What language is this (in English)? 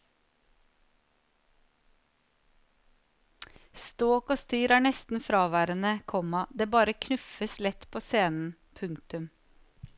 Norwegian